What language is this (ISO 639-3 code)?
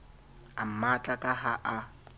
sot